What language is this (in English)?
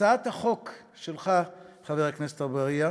Hebrew